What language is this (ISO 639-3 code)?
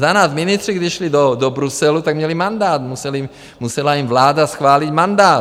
ces